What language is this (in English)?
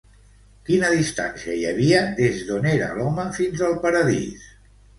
Catalan